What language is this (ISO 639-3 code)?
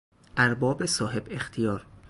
fas